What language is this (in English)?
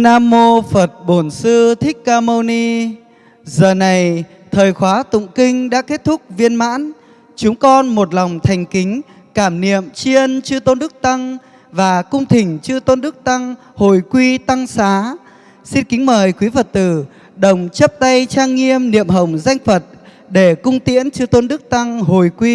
Vietnamese